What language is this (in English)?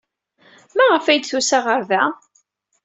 Kabyle